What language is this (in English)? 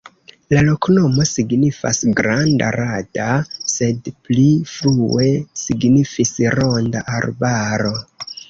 Esperanto